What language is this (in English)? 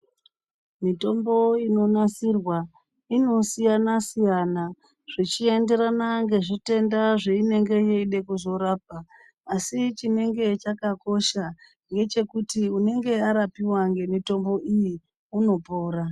Ndau